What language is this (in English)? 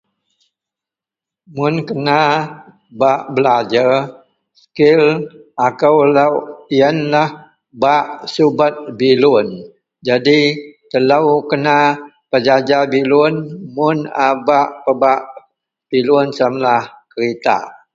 Central Melanau